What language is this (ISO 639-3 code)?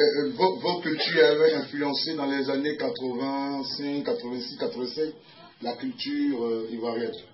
fra